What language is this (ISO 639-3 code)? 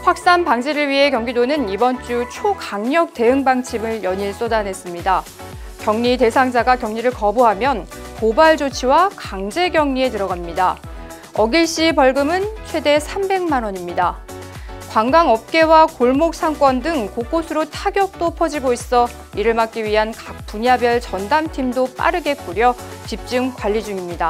kor